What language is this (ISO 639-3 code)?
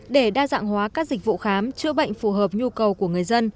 vie